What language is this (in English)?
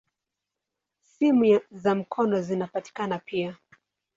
Swahili